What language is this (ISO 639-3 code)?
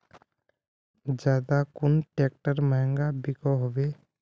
mag